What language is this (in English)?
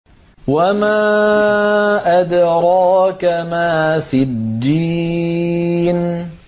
Arabic